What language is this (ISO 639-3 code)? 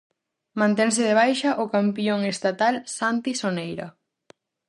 glg